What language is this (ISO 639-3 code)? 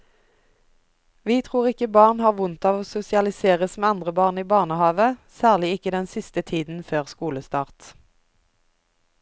nor